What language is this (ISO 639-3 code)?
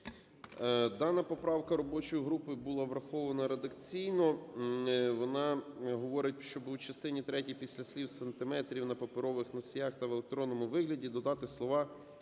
ukr